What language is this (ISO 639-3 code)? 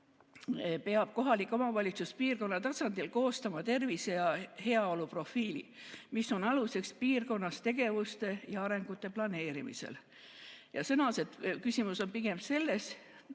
est